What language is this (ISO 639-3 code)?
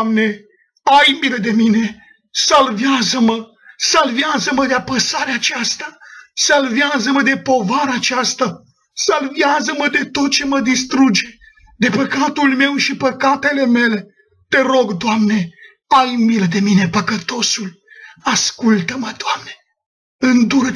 ron